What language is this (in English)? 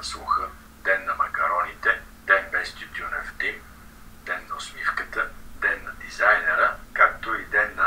Bulgarian